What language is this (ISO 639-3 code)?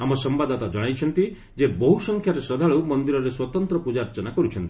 ori